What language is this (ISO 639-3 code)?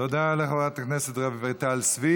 heb